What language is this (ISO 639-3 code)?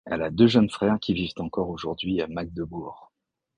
fra